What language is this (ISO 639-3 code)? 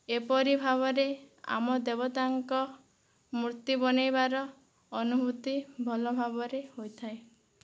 ori